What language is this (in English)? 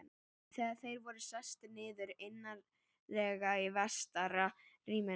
Icelandic